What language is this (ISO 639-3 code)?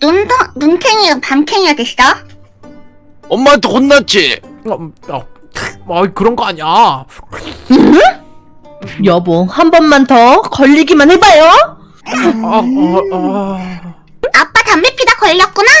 kor